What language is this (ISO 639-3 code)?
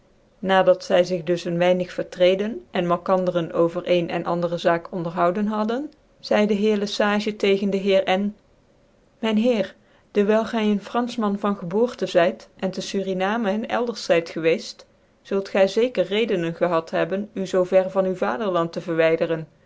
nld